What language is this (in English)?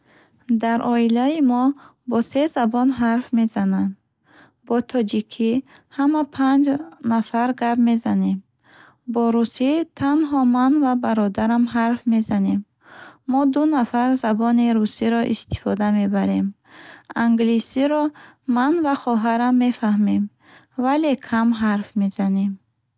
Bukharic